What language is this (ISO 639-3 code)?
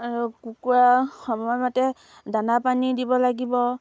asm